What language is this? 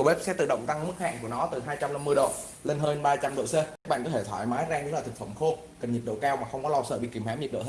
Vietnamese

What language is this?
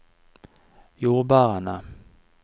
Norwegian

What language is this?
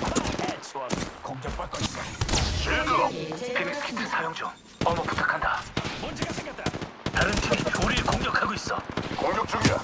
Korean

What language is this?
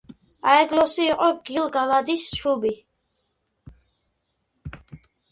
Georgian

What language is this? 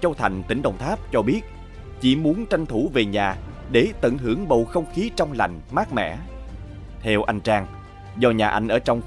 Vietnamese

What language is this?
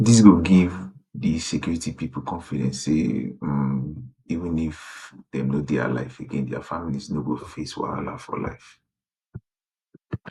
Nigerian Pidgin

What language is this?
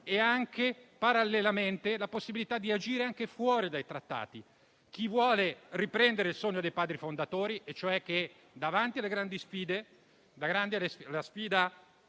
Italian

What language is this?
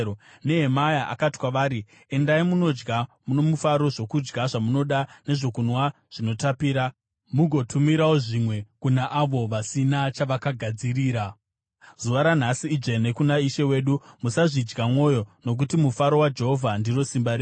Shona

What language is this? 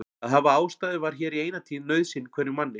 Icelandic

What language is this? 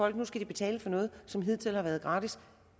Danish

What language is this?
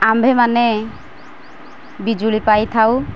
Odia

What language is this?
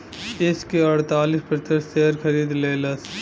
Bhojpuri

